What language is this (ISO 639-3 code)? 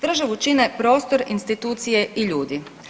hrv